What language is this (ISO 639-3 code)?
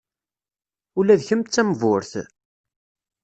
kab